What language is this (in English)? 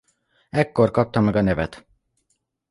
Hungarian